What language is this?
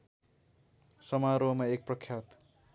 Nepali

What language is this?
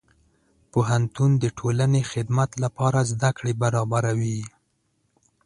Pashto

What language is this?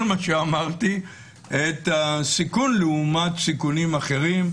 Hebrew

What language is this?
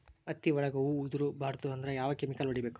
Kannada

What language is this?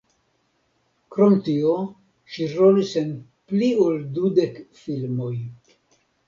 Esperanto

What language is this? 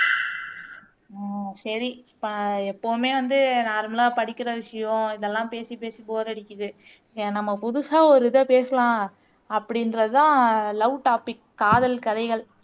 Tamil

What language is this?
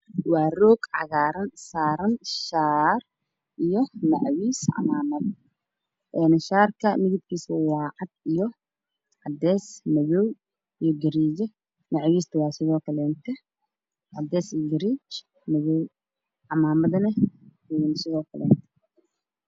Somali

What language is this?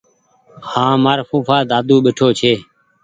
Goaria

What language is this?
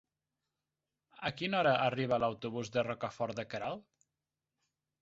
Catalan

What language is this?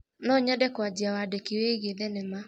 Kikuyu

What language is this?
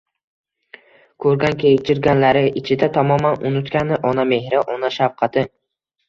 Uzbek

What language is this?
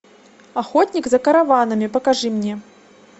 Russian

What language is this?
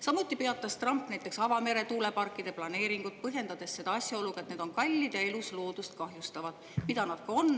Estonian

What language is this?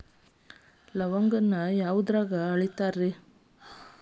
Kannada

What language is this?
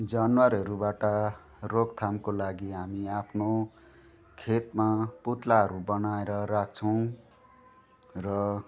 Nepali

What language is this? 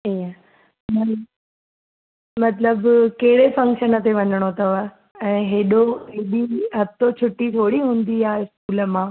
Sindhi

